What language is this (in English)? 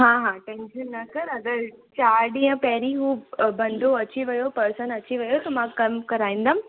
Sindhi